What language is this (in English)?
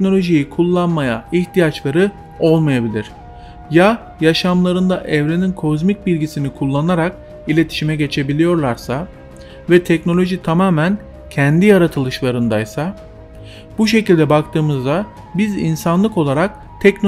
Turkish